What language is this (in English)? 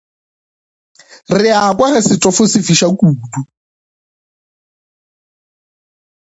Northern Sotho